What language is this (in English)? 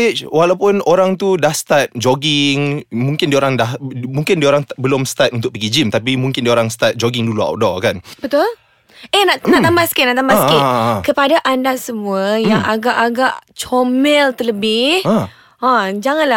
Malay